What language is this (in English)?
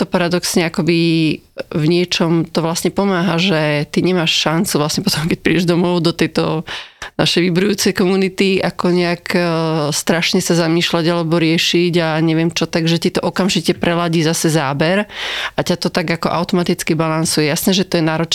Slovak